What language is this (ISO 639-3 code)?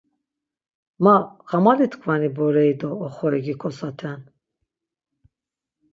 lzz